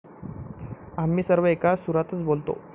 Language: Marathi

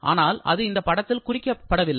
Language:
Tamil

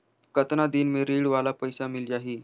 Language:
Chhattisgarhi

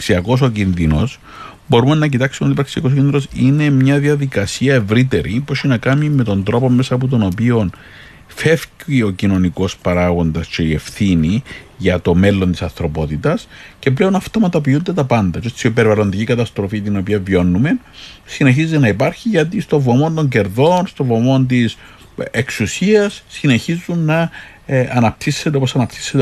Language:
Greek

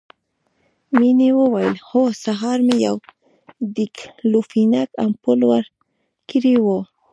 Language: Pashto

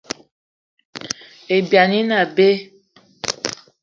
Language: Eton (Cameroon)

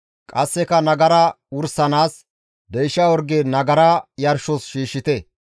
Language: Gamo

